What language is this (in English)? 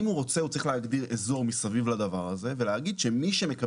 Hebrew